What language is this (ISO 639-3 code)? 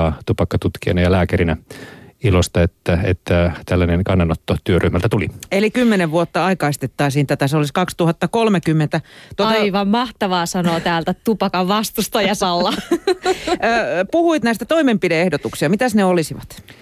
fin